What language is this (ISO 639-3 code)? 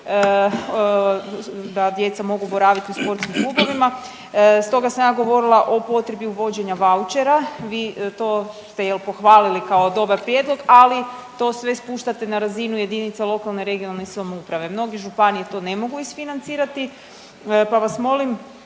hrv